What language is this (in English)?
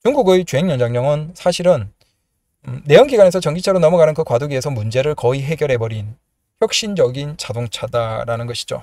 Korean